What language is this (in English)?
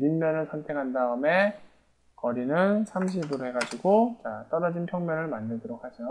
Korean